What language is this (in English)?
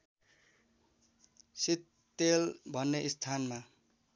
Nepali